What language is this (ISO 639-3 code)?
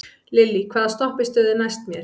isl